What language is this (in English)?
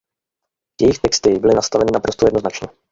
Czech